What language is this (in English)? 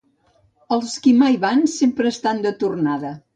Catalan